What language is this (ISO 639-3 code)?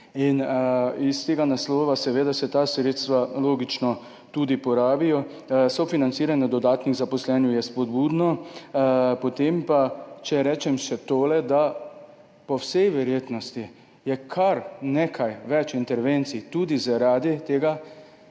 slv